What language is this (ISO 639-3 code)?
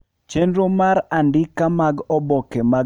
luo